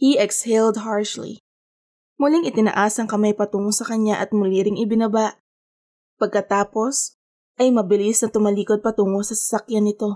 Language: Filipino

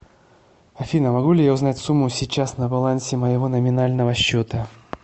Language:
Russian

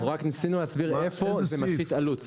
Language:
Hebrew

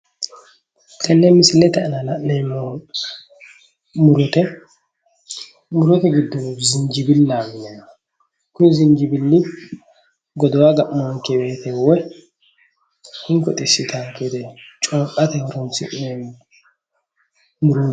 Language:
Sidamo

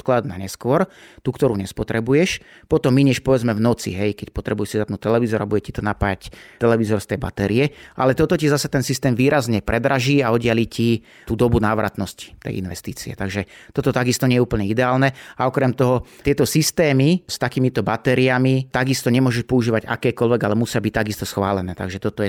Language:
Slovak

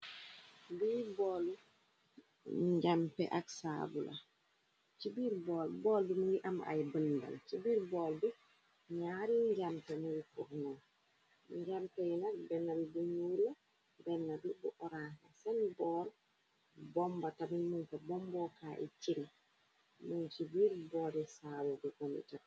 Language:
Wolof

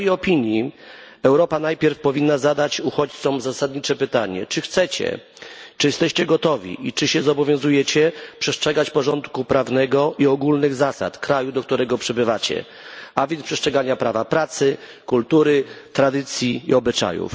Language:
Polish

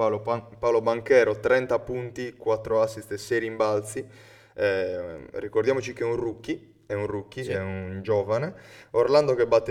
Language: Italian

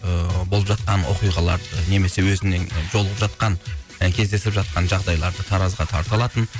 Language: Kazakh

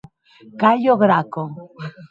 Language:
Occitan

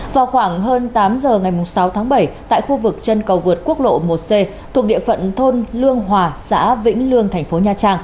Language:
Vietnamese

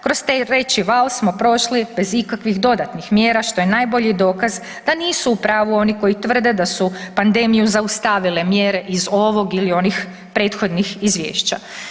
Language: Croatian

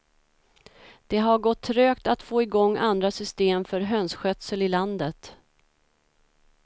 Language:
Swedish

